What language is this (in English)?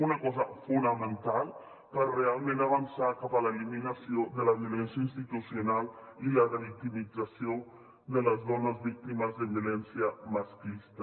Catalan